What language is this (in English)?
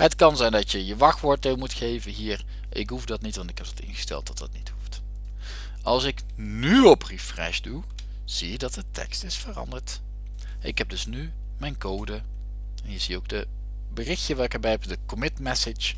Dutch